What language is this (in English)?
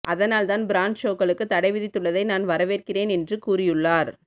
Tamil